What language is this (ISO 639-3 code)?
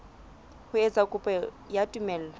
sot